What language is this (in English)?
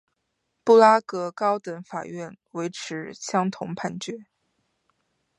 Chinese